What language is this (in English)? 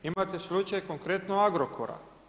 Croatian